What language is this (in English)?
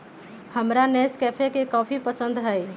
Magahi